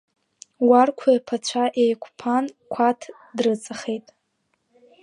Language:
Abkhazian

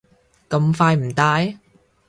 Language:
Cantonese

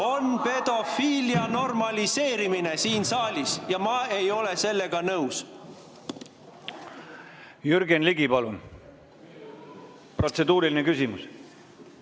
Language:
Estonian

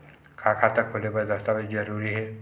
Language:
Chhattisgarhi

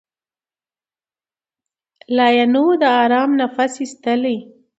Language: Pashto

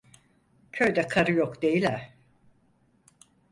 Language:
Turkish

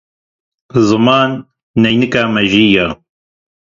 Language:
Kurdish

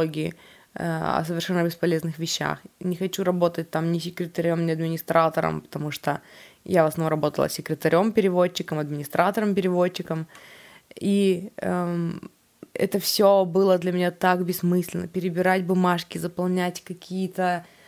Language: Russian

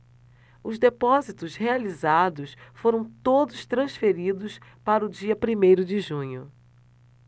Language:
Portuguese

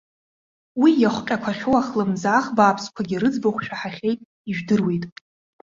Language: Abkhazian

